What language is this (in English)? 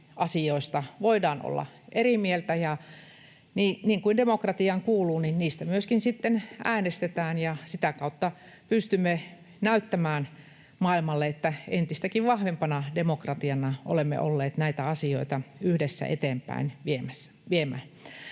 Finnish